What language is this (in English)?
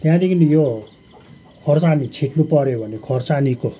Nepali